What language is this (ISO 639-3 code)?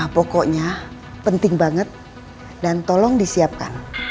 ind